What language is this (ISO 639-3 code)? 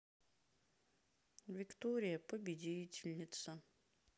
rus